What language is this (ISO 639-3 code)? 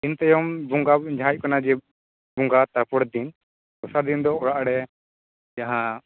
sat